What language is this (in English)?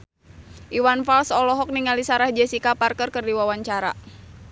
Sundanese